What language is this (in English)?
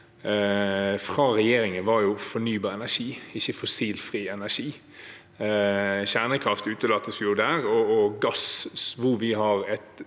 Norwegian